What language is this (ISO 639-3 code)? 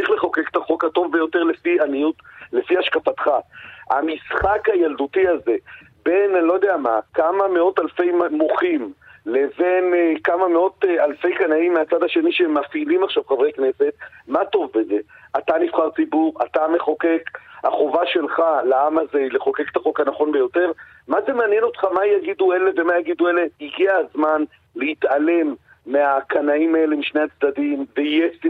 heb